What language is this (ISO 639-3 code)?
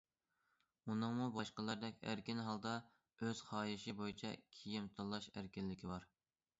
uig